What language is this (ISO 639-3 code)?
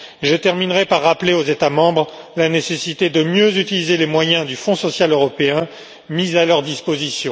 fra